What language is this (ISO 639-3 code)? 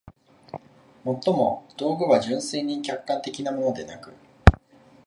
jpn